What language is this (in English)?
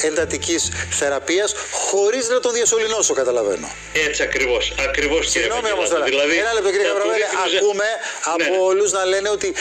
Greek